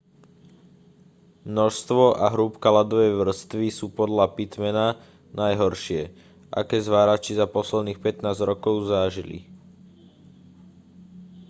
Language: Slovak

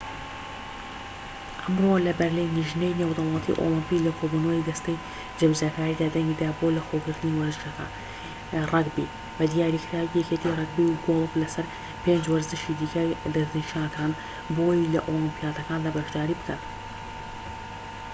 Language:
Central Kurdish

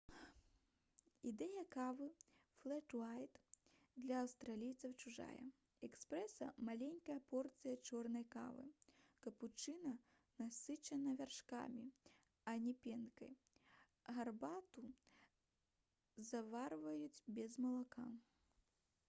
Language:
Belarusian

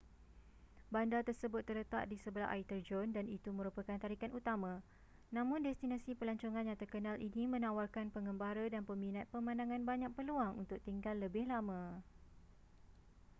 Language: Malay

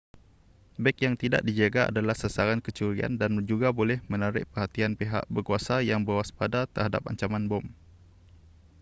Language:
Malay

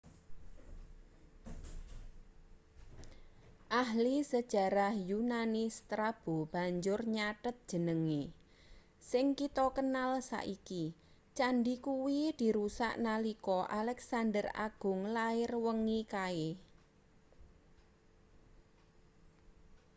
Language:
Javanese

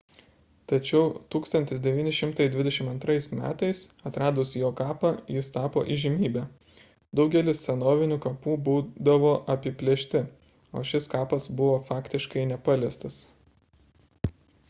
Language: Lithuanian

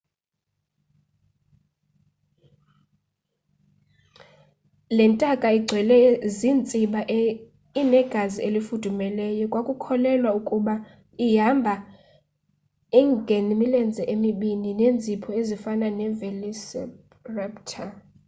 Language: Xhosa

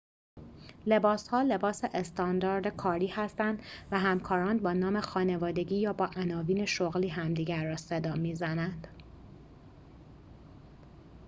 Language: Persian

